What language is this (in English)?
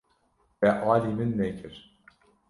Kurdish